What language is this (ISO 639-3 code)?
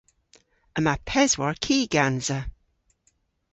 cor